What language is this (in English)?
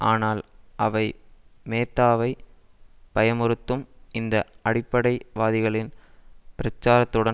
Tamil